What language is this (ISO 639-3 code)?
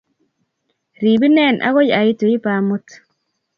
kln